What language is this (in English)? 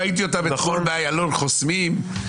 Hebrew